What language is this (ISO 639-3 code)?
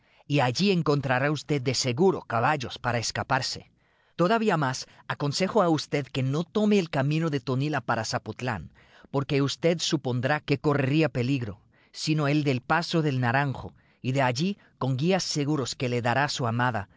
spa